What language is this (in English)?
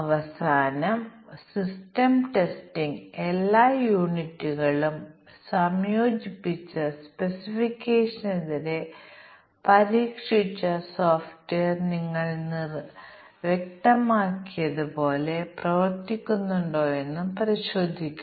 Malayalam